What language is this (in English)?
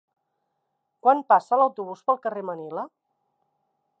Catalan